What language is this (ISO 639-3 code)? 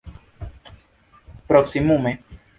epo